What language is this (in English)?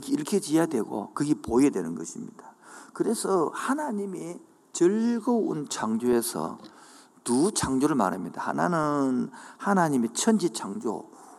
Korean